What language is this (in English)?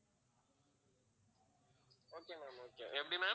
Tamil